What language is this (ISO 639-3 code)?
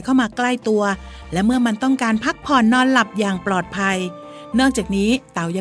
tha